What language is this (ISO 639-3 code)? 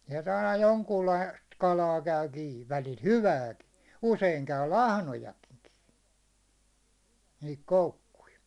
fin